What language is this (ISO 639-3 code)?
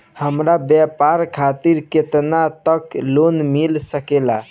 bho